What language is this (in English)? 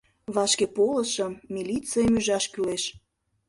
Mari